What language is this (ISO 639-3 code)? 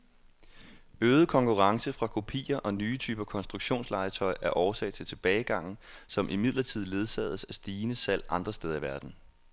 dan